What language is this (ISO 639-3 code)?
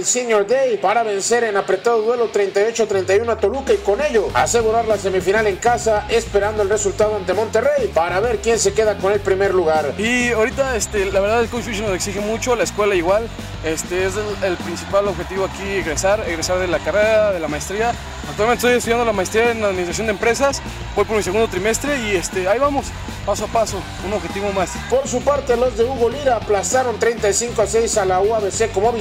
spa